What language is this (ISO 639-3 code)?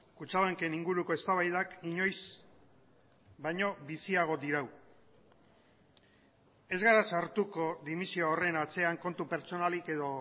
eus